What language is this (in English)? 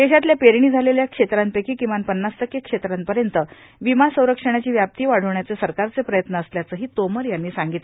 Marathi